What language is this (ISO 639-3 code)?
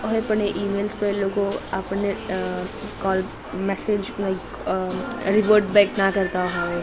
guj